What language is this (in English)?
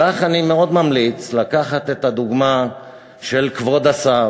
Hebrew